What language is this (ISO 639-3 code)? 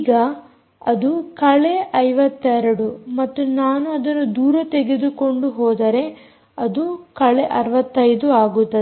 kan